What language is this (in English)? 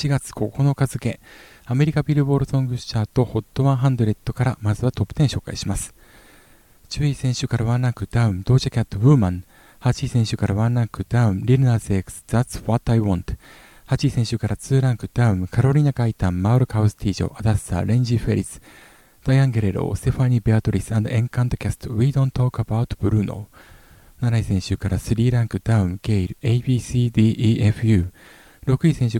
Japanese